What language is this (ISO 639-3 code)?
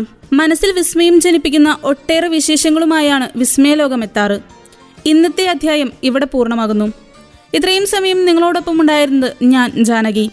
mal